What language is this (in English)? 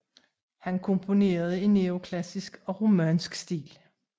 Danish